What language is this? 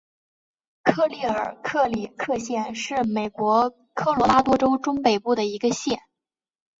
Chinese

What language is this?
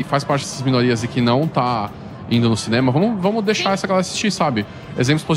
Portuguese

